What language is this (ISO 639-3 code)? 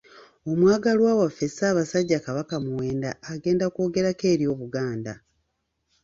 lug